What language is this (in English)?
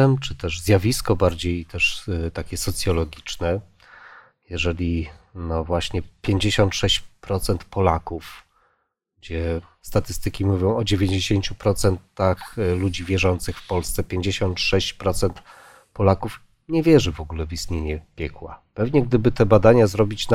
Polish